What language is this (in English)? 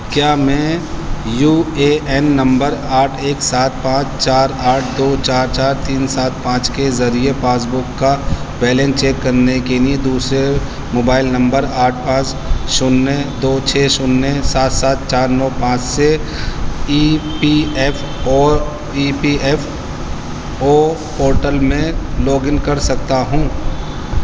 Urdu